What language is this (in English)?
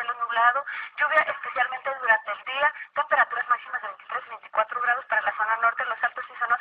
Spanish